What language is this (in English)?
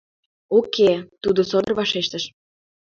Mari